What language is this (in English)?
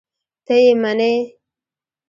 Pashto